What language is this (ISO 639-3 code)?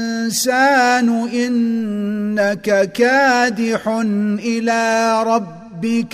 ara